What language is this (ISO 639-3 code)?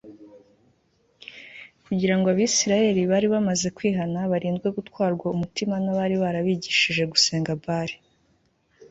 kin